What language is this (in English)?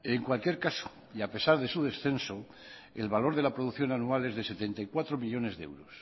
Spanish